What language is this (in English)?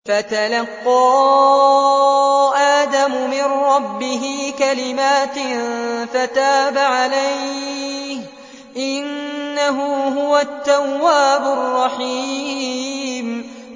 Arabic